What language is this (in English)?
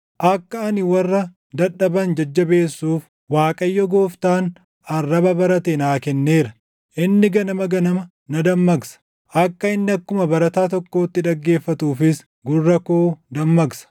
Oromo